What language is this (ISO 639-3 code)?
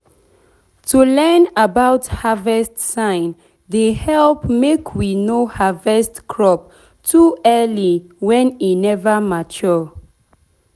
pcm